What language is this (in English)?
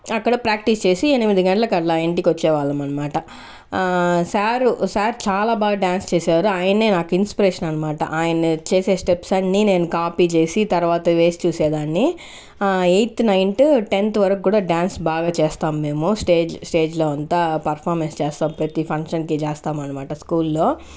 Telugu